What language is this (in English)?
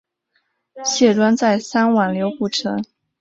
Chinese